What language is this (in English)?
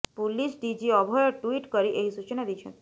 Odia